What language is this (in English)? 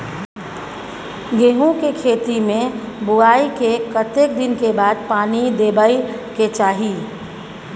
Maithili